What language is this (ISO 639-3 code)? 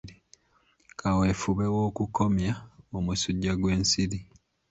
lug